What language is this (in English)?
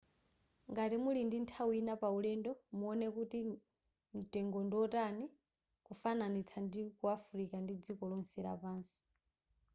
Nyanja